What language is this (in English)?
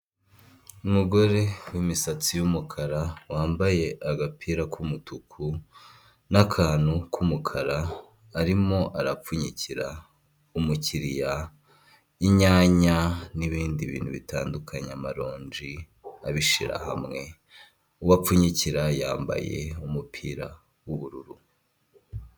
Kinyarwanda